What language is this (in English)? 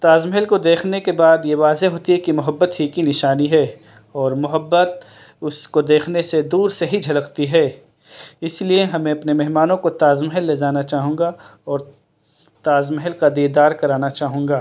Urdu